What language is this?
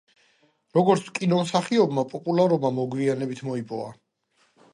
Georgian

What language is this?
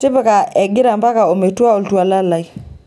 Masai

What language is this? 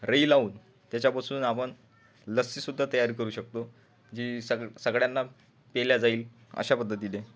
Marathi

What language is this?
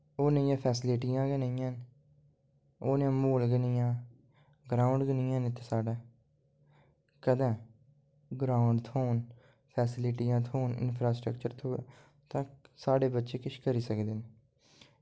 Dogri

